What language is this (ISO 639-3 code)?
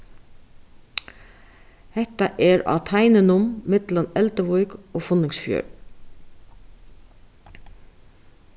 fao